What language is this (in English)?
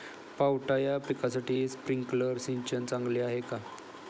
Marathi